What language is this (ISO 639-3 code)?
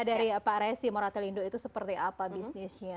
ind